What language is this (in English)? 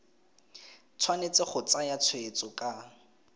Tswana